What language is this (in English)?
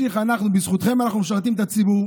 Hebrew